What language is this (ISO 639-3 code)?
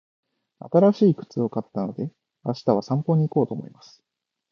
jpn